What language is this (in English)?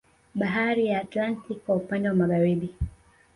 Swahili